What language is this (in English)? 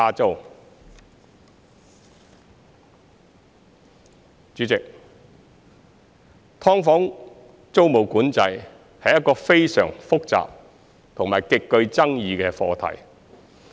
Cantonese